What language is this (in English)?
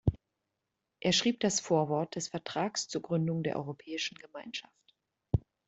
German